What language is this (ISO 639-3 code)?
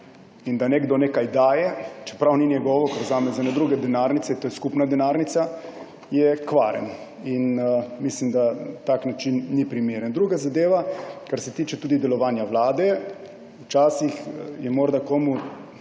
slv